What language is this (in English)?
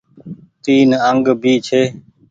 Goaria